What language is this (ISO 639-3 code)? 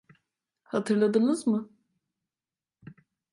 tur